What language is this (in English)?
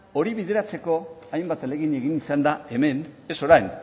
Basque